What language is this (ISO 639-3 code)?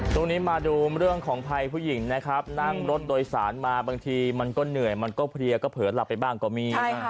tha